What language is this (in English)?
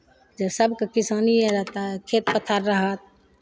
Maithili